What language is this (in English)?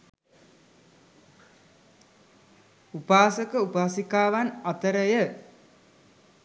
Sinhala